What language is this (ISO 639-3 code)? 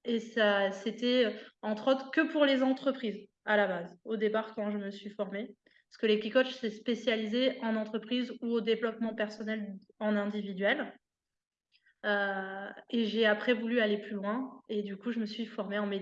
fra